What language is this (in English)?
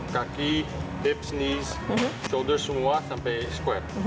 Indonesian